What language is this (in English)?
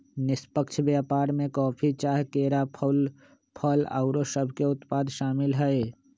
Magahi